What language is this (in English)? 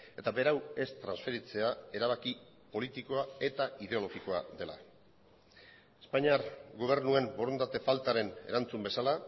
Basque